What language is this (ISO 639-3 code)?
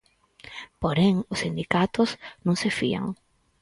glg